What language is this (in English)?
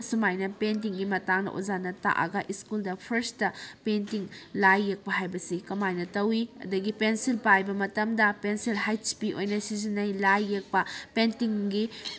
Manipuri